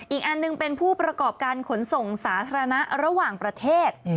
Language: Thai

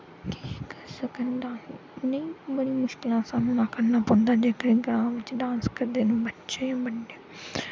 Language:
Dogri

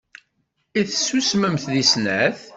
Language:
Kabyle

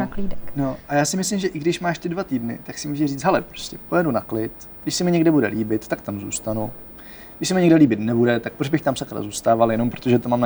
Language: Czech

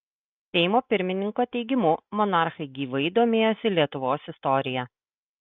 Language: Lithuanian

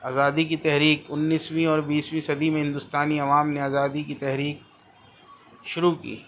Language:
Urdu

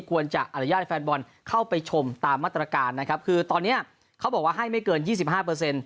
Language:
Thai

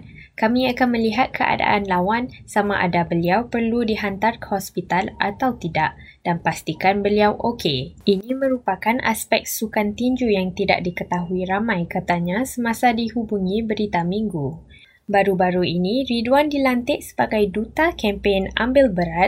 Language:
Malay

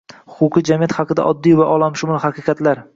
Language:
Uzbek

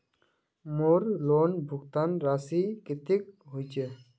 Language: Magahi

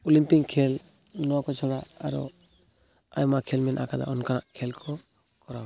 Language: Santali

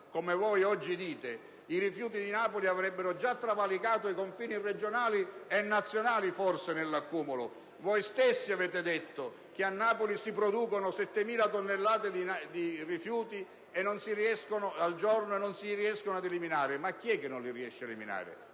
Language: Italian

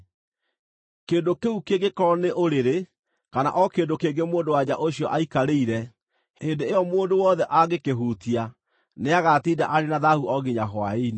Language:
Kikuyu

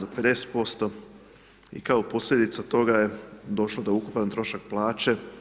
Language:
Croatian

